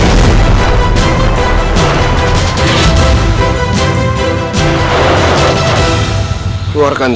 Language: Indonesian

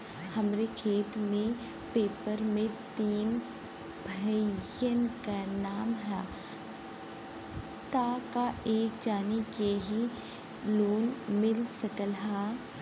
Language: Bhojpuri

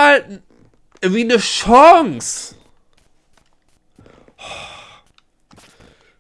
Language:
German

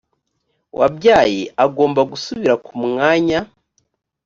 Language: Kinyarwanda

